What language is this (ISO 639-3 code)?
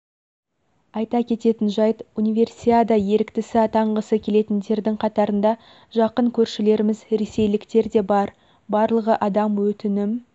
kaz